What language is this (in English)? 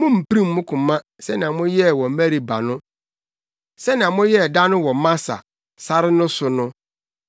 Akan